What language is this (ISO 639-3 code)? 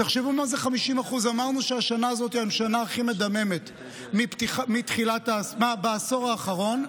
heb